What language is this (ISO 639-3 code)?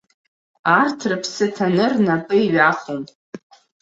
abk